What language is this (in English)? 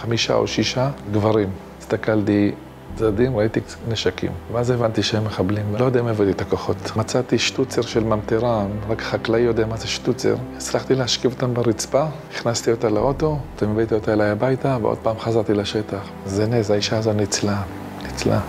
Hebrew